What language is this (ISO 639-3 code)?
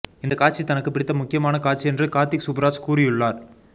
tam